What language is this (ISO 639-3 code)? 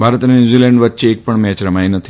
guj